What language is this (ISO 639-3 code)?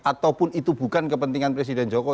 ind